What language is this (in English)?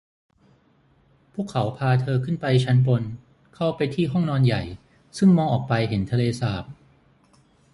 Thai